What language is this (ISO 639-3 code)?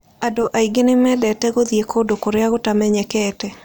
kik